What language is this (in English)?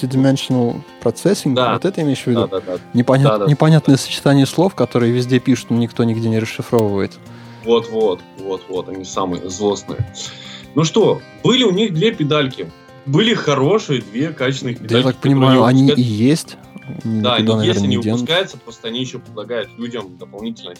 Russian